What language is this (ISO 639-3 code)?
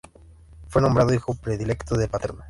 spa